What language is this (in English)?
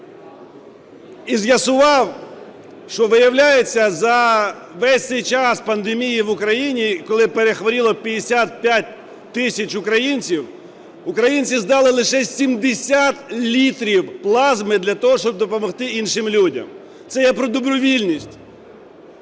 Ukrainian